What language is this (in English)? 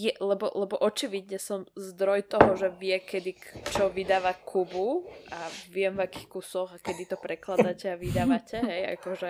Slovak